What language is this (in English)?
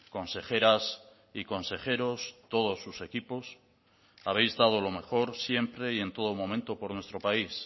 Spanish